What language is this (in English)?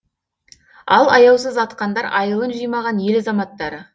Kazakh